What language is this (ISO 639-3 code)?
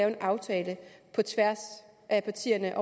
dan